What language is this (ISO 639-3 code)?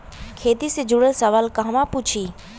bho